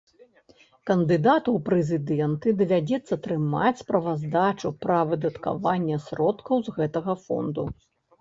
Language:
Belarusian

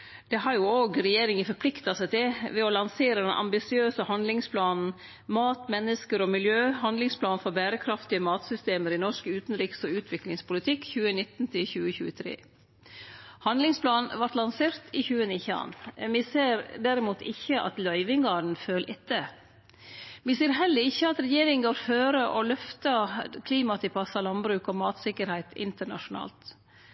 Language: Norwegian Nynorsk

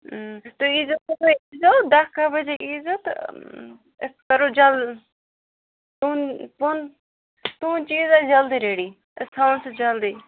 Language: Kashmiri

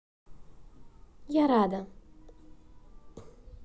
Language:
Russian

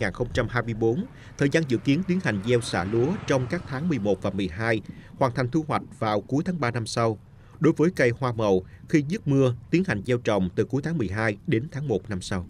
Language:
Vietnamese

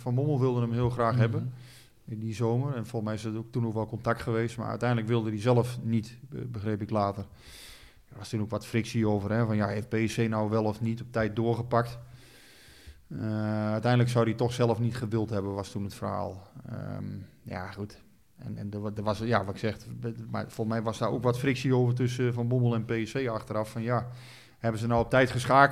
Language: Dutch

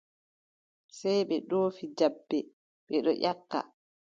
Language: Adamawa Fulfulde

